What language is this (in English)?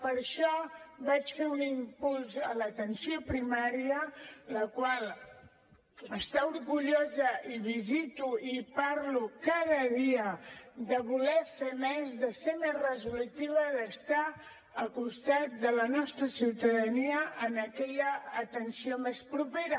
Catalan